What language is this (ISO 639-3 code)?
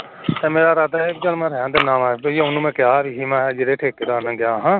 pan